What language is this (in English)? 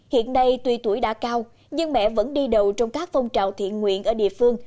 Vietnamese